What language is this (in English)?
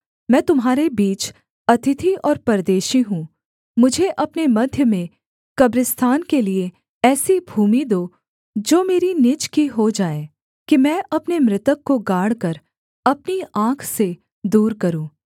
Hindi